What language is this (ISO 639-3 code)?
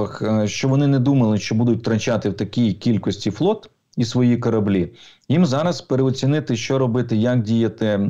ukr